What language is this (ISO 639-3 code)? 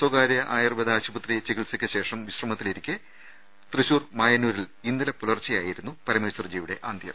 mal